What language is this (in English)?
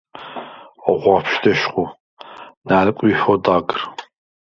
Svan